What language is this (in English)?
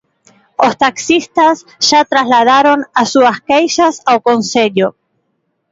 Galician